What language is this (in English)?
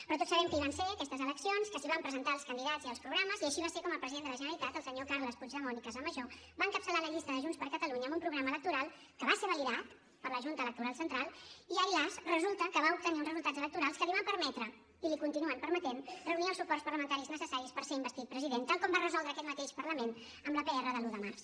Catalan